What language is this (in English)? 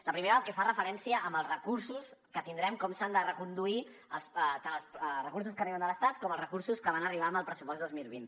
Catalan